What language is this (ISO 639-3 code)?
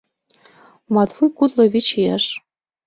chm